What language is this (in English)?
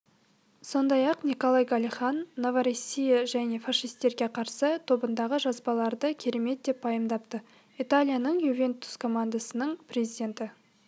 Kazakh